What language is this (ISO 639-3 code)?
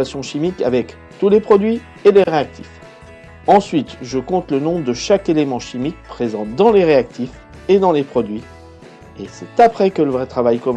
fra